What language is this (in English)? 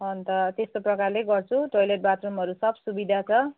Nepali